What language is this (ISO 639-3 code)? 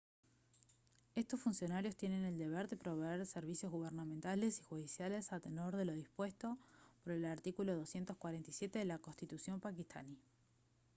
spa